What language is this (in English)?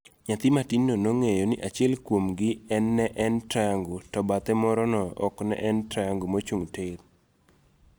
Luo (Kenya and Tanzania)